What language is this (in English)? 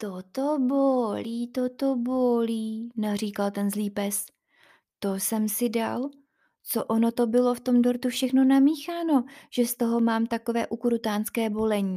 Czech